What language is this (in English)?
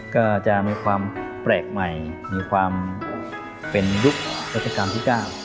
Thai